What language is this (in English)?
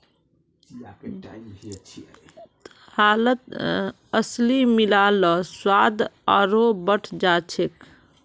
Magahi